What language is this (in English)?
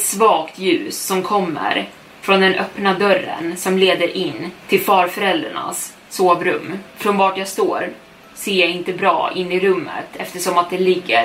Swedish